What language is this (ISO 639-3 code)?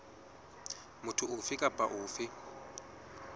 sot